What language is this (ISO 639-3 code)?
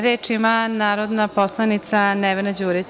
srp